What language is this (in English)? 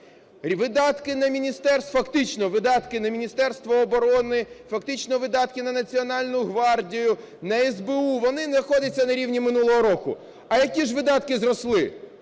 Ukrainian